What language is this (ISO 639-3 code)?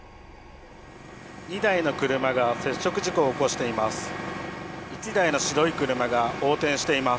jpn